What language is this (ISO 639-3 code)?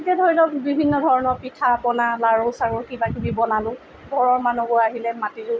asm